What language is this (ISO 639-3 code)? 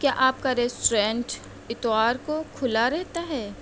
urd